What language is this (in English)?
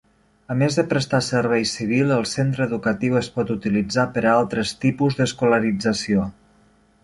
Catalan